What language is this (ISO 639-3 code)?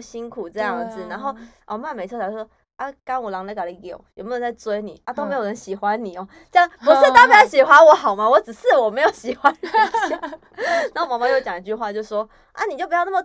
zho